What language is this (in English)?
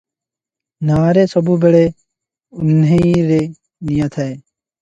Odia